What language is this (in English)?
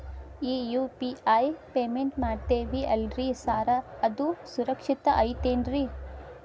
Kannada